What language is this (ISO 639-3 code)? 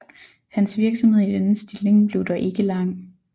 dan